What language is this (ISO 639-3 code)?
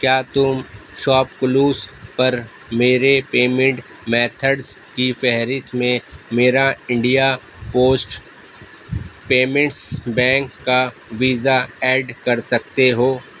urd